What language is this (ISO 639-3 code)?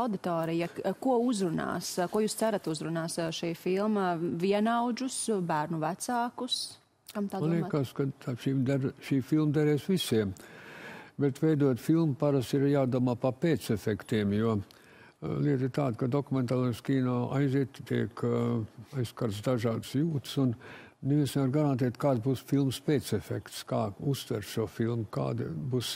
lav